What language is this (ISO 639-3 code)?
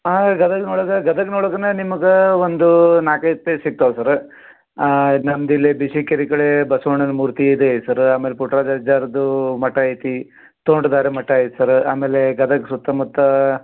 kan